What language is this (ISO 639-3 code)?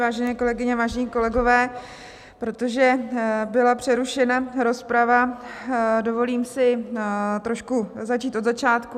ces